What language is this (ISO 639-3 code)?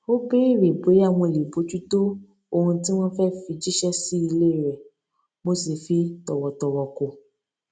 yor